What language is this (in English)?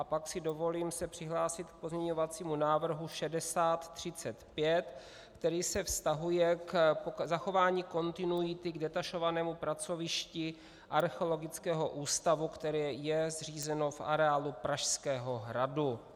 Czech